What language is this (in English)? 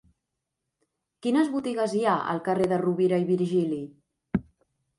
Catalan